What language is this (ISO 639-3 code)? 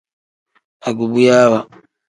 kdh